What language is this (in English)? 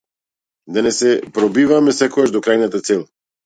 Macedonian